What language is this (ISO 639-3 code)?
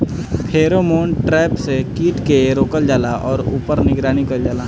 bho